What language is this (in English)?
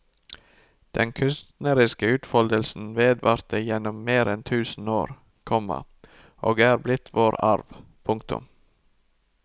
Norwegian